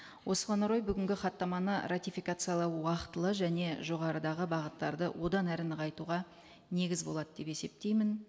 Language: Kazakh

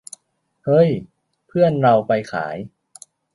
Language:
Thai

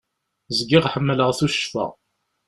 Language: Kabyle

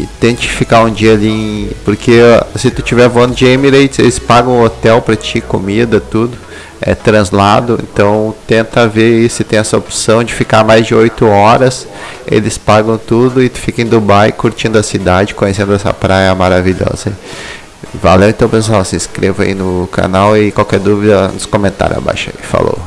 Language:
Portuguese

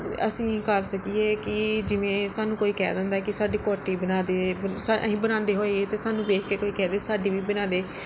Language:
Punjabi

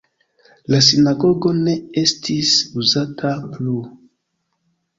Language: Esperanto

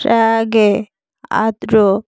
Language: Bangla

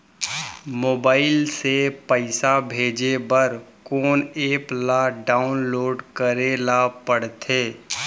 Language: Chhattisgarhi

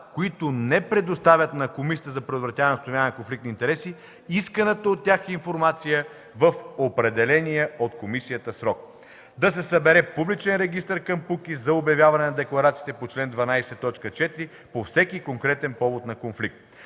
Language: Bulgarian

